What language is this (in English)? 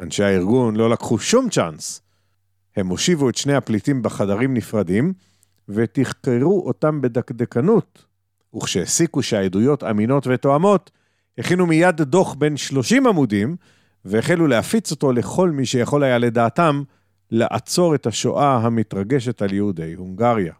Hebrew